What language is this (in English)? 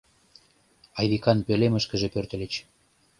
Mari